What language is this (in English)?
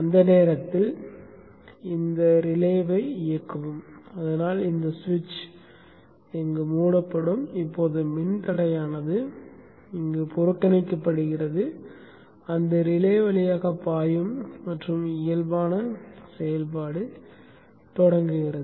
Tamil